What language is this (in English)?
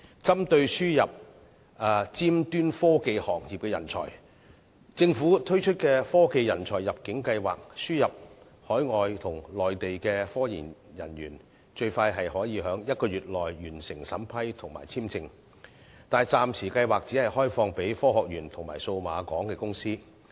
Cantonese